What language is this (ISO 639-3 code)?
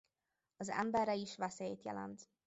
hun